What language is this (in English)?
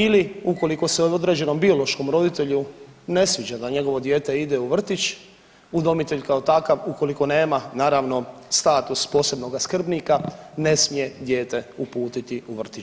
Croatian